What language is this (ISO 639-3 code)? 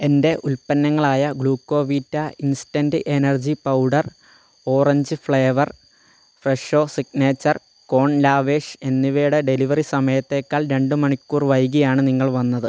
mal